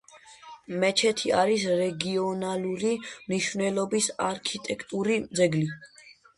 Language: Georgian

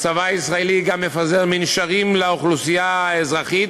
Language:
Hebrew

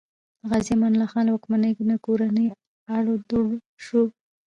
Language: Pashto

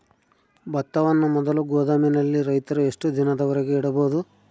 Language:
Kannada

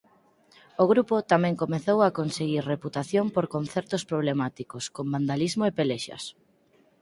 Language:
Galician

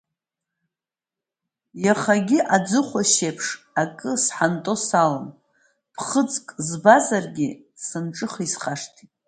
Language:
Abkhazian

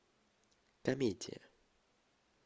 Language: Russian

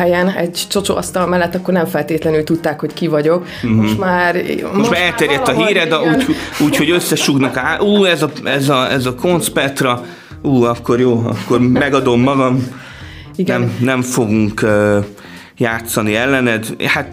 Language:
Hungarian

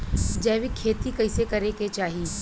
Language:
Bhojpuri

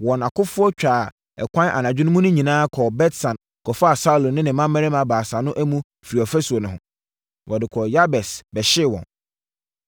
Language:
Akan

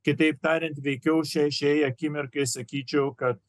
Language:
Lithuanian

